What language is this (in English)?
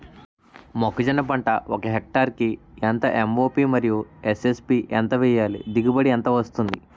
Telugu